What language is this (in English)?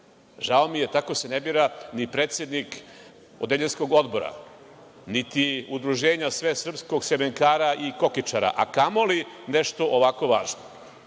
Serbian